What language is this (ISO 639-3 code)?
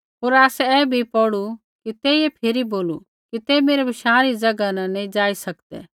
kfx